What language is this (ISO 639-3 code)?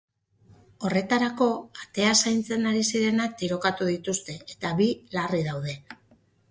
eus